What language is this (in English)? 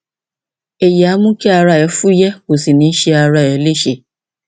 Yoruba